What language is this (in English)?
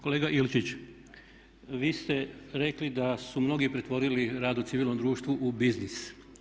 Croatian